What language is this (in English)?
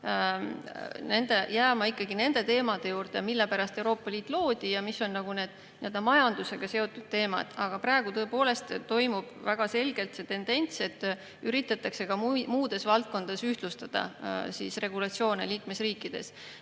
Estonian